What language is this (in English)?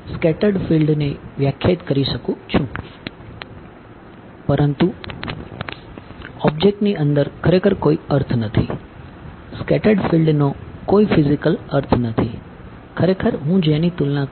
Gujarati